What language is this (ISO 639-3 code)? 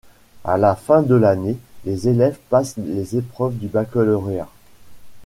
fra